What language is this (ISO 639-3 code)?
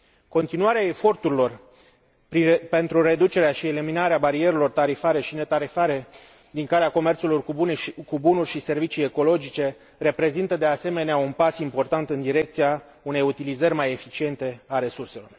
ron